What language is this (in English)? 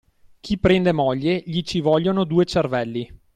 Italian